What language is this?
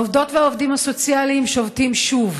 Hebrew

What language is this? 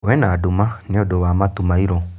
Kikuyu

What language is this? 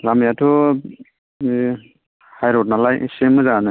Bodo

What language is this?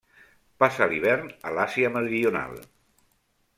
Catalan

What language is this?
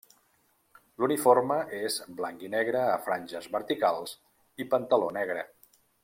Catalan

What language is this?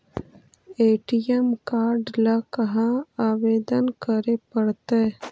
Magahi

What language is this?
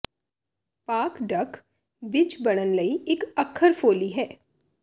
Punjabi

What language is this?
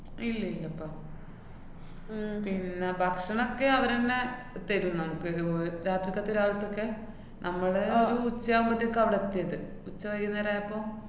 Malayalam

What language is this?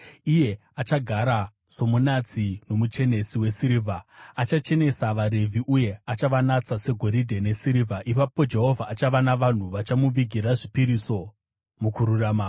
Shona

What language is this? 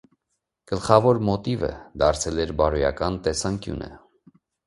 Armenian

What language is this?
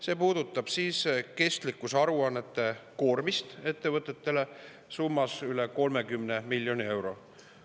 Estonian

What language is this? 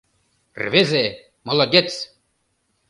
Mari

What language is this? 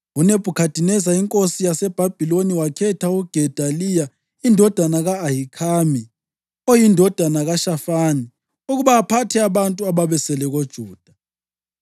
North Ndebele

